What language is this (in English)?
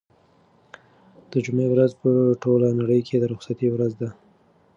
Pashto